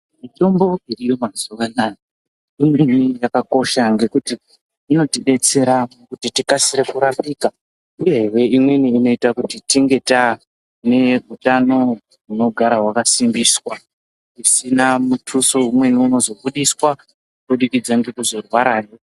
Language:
Ndau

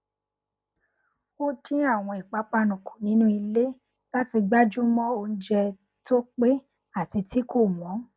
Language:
Yoruba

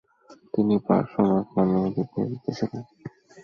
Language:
Bangla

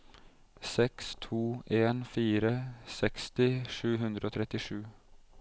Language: Norwegian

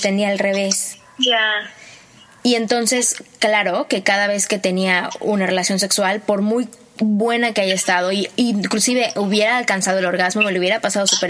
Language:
Spanish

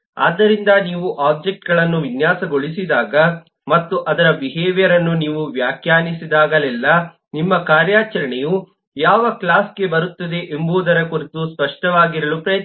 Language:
Kannada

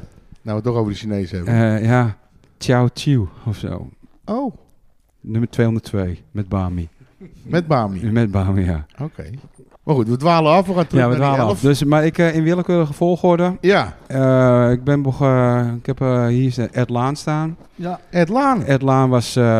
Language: Dutch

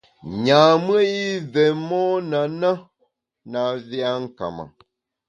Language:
Bamun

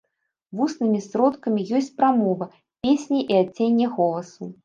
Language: Belarusian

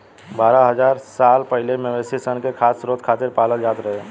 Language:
Bhojpuri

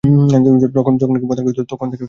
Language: Bangla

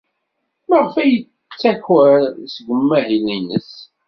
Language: Kabyle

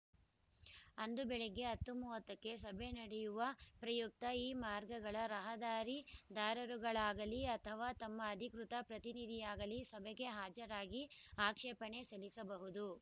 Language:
Kannada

